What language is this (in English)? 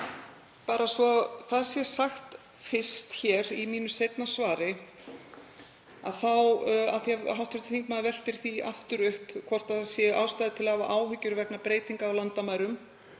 Icelandic